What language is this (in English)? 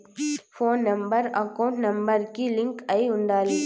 Telugu